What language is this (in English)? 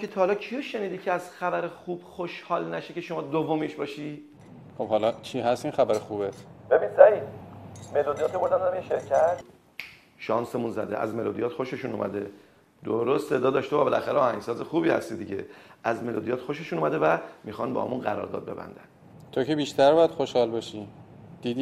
Persian